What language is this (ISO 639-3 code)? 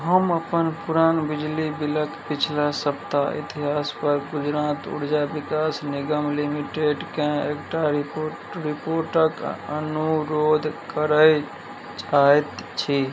mai